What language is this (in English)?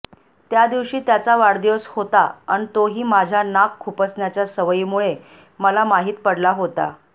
Marathi